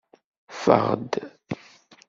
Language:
Kabyle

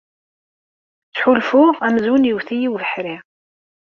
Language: Kabyle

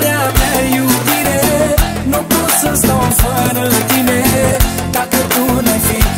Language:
Romanian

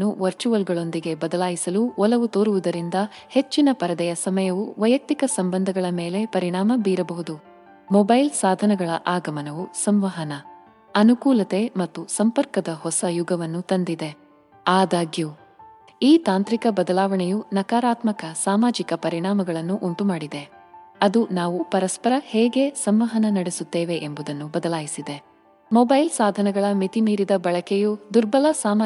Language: Kannada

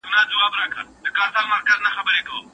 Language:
Pashto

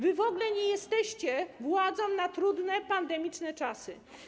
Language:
Polish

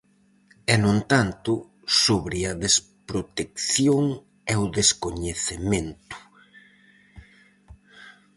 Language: Galician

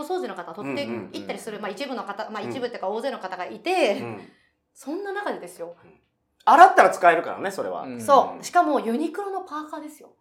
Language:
Japanese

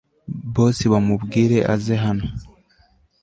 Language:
Kinyarwanda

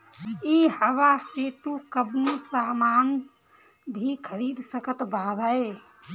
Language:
Bhojpuri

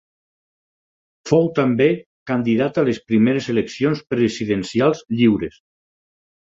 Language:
Catalan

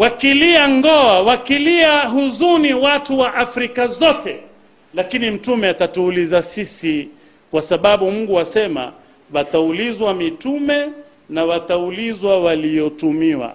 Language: Swahili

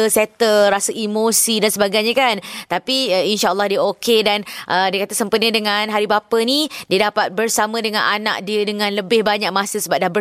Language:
Malay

